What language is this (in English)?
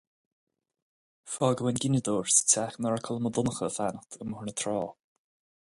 Irish